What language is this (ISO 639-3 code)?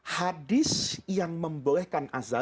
ind